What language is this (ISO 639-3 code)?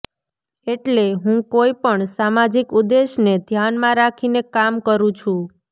guj